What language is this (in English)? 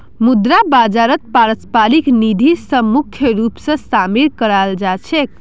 Magahi